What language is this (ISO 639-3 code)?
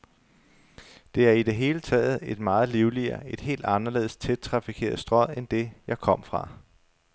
dan